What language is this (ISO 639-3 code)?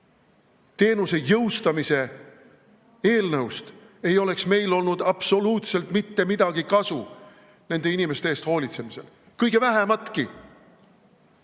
est